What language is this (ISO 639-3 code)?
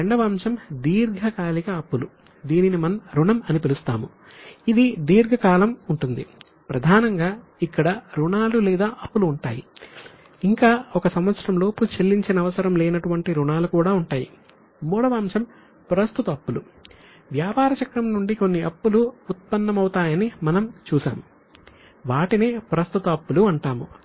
tel